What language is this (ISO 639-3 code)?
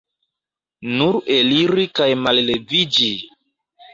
epo